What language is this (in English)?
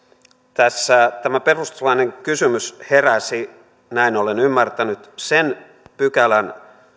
Finnish